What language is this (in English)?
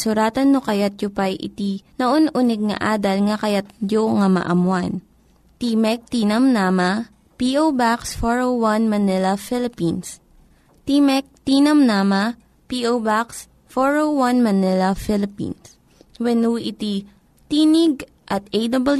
Filipino